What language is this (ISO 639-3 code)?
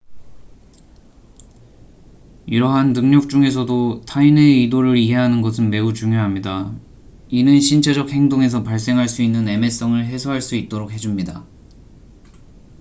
kor